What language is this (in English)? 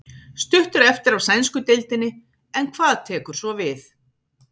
Icelandic